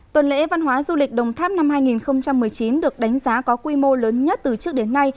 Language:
Vietnamese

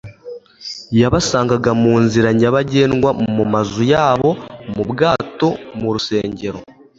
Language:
Kinyarwanda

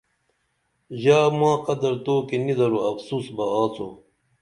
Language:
Dameli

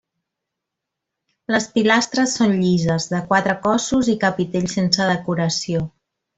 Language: Catalan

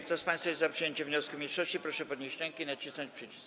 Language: Polish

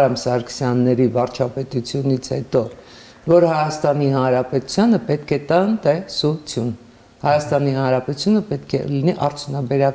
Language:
Romanian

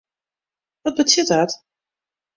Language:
Western Frisian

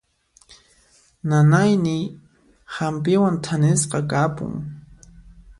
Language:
Puno Quechua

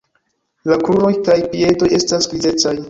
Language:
Esperanto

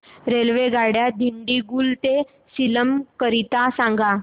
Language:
Marathi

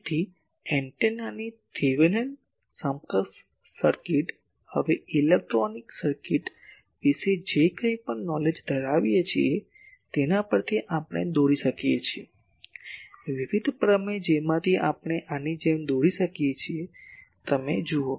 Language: Gujarati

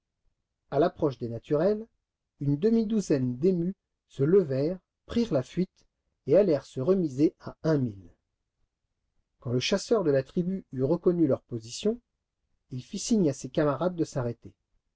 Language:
French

